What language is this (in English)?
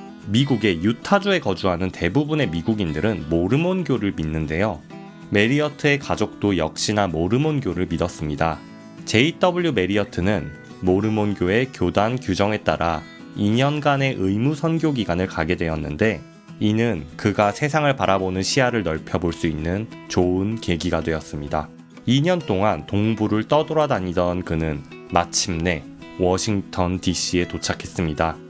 Korean